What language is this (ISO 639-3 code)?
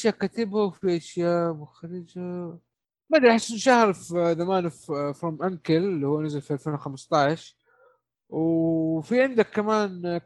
ara